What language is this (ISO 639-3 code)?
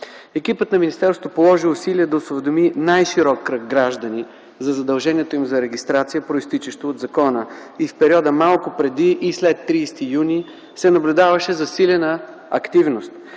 bul